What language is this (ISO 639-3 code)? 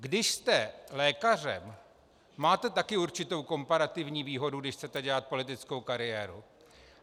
ces